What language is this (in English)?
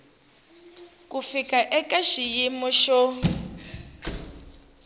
Tsonga